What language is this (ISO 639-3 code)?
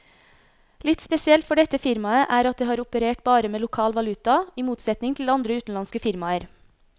nor